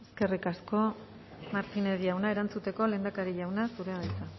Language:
Basque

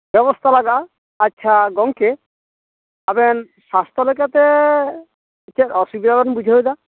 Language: Santali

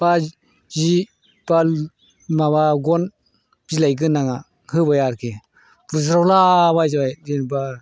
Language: Bodo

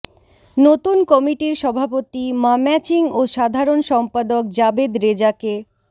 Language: Bangla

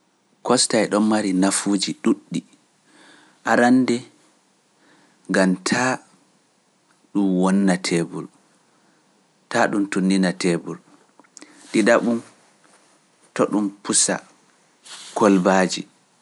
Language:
Pular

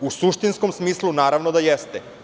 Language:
Serbian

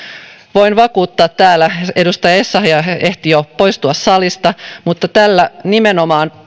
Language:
Finnish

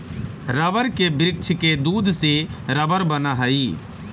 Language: Magahi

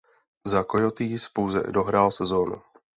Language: Czech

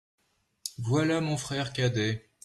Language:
French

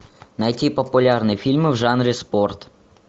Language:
Russian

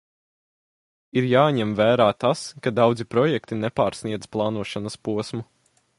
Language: Latvian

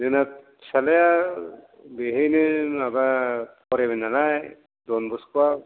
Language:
Bodo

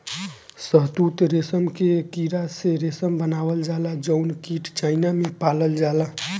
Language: Bhojpuri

